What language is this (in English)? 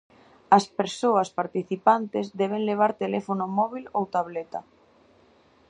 Galician